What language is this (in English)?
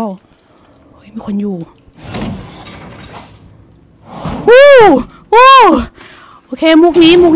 Thai